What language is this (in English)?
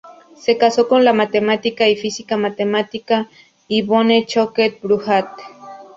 Spanish